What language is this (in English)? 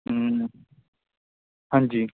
Punjabi